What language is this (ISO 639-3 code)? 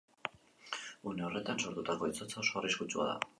eus